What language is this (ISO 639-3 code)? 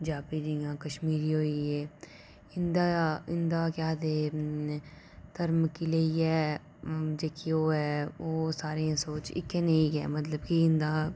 doi